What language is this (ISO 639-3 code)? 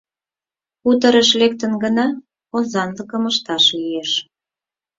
chm